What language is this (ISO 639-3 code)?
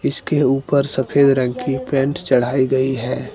hin